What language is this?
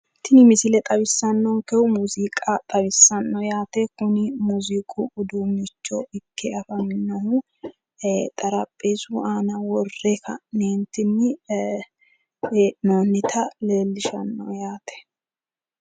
Sidamo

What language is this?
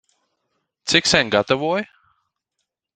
Latvian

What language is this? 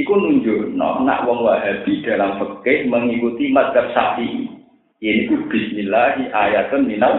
Indonesian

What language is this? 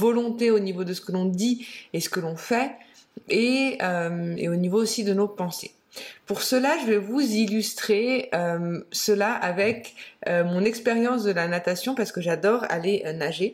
French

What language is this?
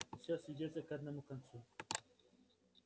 Russian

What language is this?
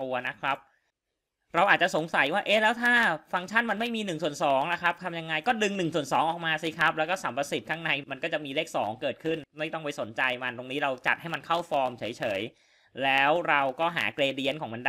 Thai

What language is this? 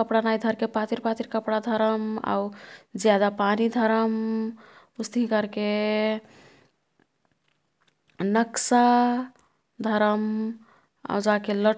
Kathoriya Tharu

